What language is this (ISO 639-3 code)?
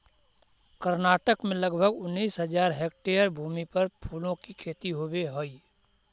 mag